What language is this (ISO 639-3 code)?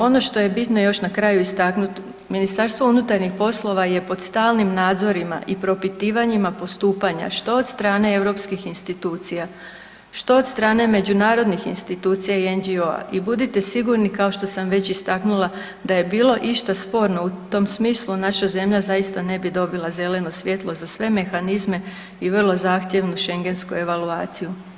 hrv